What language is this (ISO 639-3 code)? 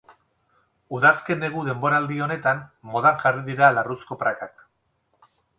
eus